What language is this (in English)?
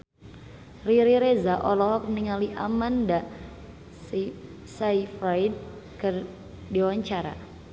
Sundanese